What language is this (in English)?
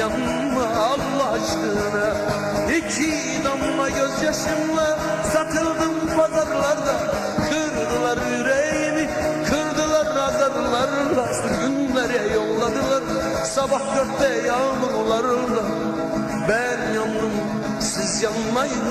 Turkish